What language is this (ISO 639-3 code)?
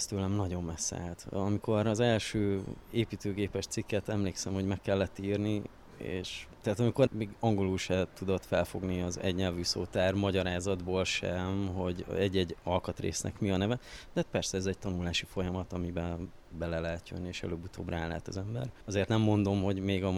hun